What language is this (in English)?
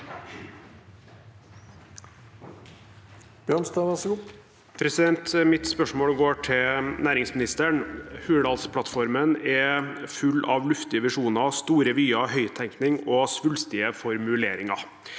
Norwegian